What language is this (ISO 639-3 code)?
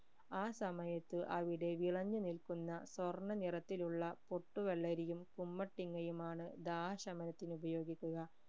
mal